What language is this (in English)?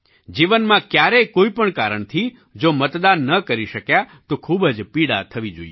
Gujarati